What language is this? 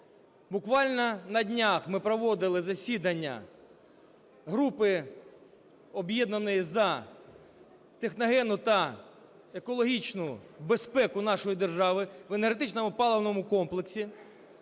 Ukrainian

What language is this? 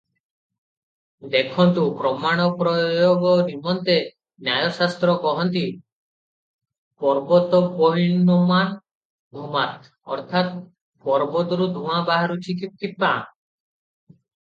Odia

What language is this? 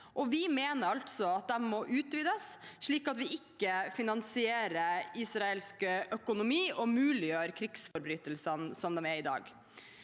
Norwegian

